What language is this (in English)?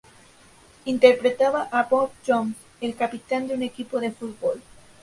Spanish